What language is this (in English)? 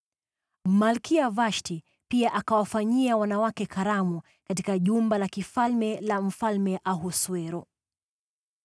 Swahili